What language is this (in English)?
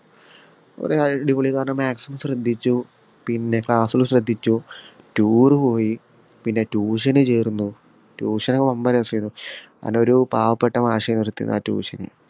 Malayalam